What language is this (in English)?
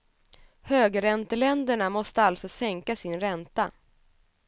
Swedish